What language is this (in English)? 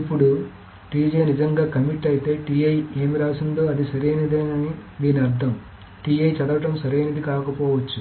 Telugu